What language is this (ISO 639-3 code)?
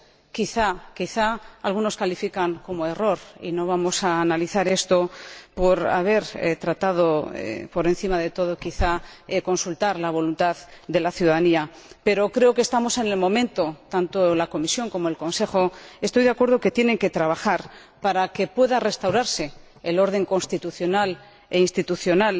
spa